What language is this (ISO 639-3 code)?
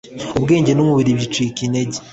kin